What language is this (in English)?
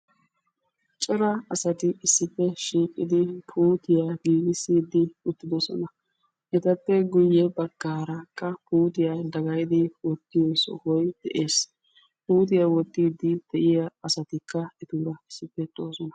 Wolaytta